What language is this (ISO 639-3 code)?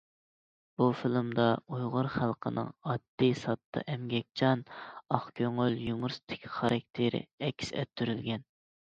uig